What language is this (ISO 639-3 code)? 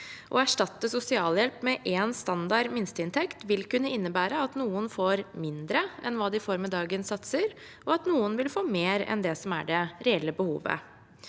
nor